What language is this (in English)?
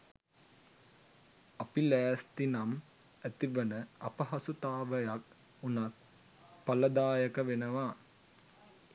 Sinhala